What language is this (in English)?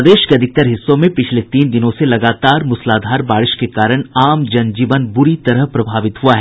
Hindi